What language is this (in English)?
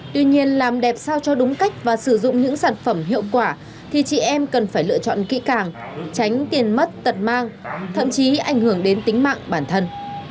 Vietnamese